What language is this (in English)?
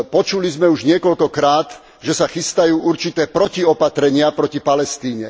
Slovak